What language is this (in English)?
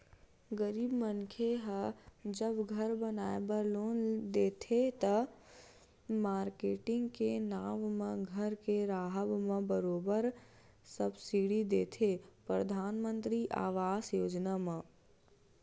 Chhattisgarhi